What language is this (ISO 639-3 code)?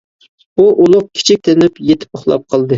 uig